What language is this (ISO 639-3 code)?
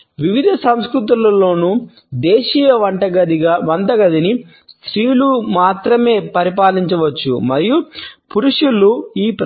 tel